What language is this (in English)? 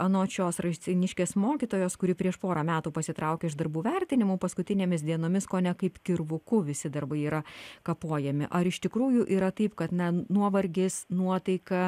Lithuanian